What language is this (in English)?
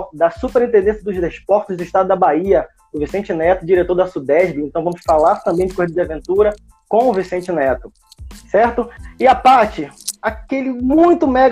Portuguese